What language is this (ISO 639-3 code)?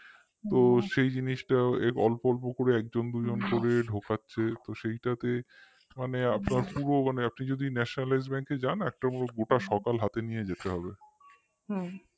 ben